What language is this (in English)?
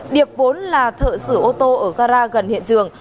Vietnamese